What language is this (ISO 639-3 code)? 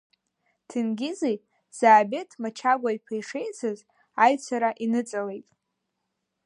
abk